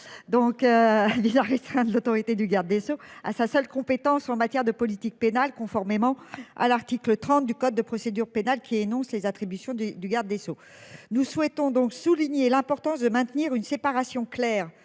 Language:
French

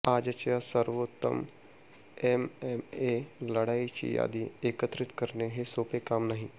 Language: Marathi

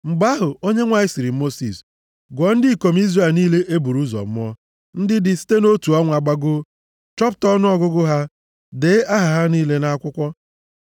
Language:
Igbo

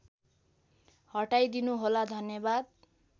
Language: Nepali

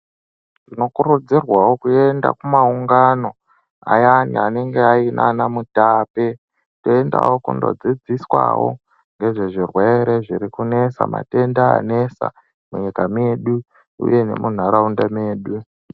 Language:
Ndau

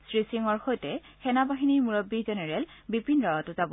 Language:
Assamese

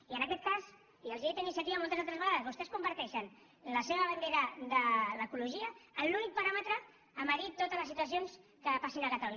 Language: Catalan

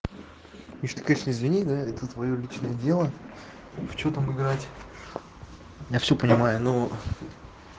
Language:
Russian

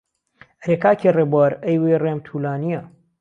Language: Central Kurdish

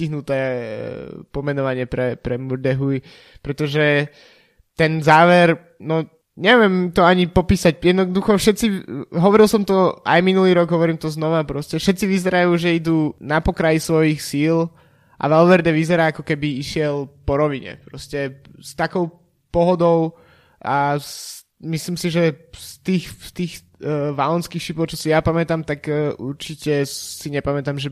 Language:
Slovak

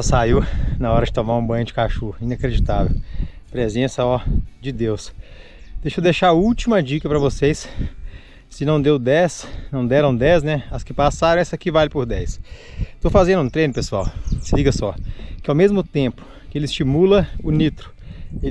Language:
Portuguese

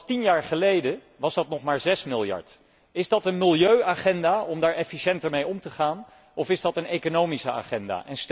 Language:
Dutch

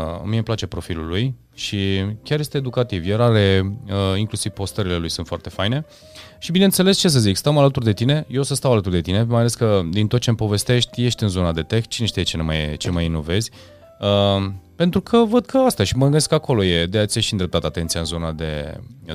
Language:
Romanian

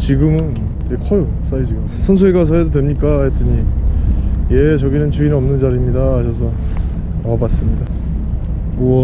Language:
Korean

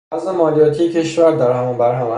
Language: Persian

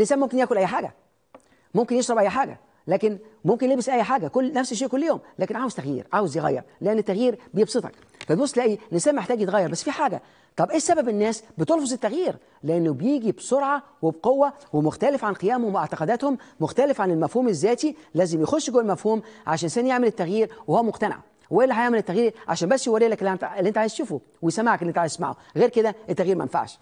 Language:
Arabic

